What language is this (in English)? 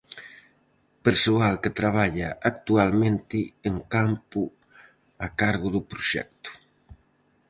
Galician